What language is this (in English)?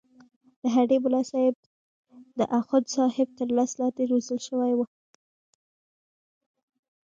Pashto